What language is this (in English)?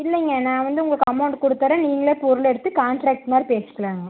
Tamil